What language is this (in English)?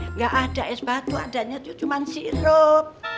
Indonesian